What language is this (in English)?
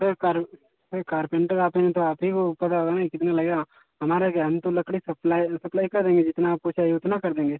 Hindi